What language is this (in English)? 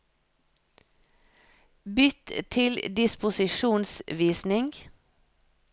Norwegian